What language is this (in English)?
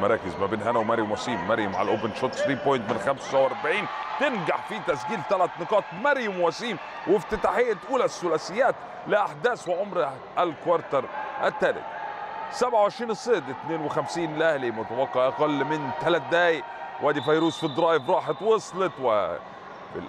Arabic